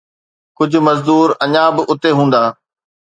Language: Sindhi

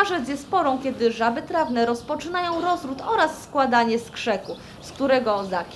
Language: Polish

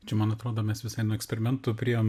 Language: Lithuanian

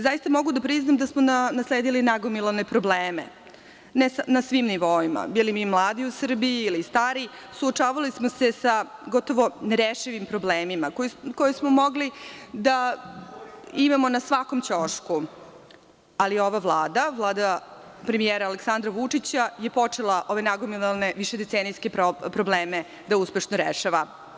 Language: Serbian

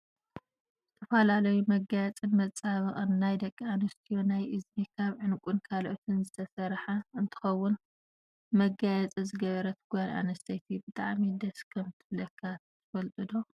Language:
Tigrinya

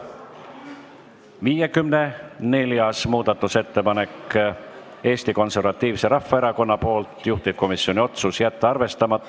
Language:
Estonian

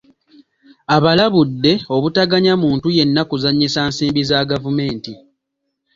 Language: Ganda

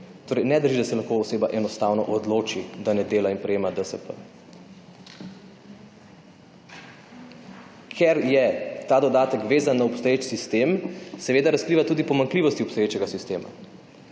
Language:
Slovenian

